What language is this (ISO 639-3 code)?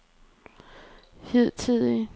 dan